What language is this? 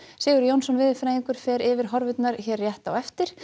Icelandic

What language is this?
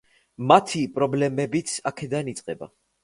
Georgian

